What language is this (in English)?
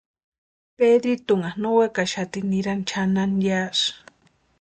Western Highland Purepecha